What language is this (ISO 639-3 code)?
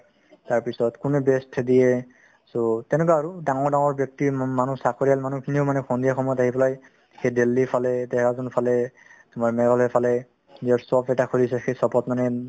asm